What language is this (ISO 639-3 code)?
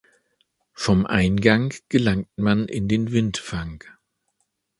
deu